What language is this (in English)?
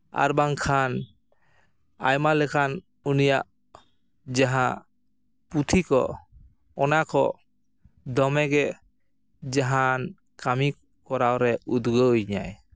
Santali